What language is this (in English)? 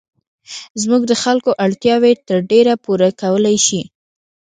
Pashto